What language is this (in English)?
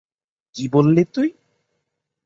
Bangla